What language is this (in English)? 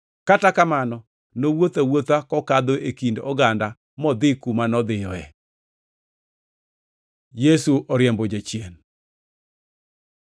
Luo (Kenya and Tanzania)